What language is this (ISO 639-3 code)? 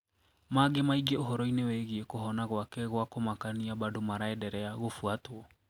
kik